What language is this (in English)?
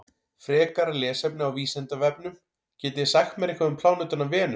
Icelandic